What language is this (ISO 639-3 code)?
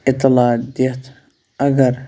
kas